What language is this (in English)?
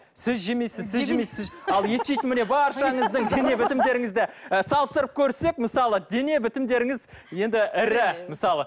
Kazakh